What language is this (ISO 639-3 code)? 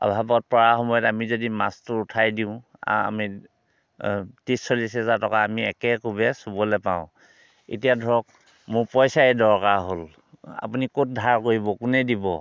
asm